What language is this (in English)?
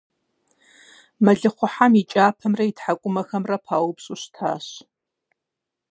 Kabardian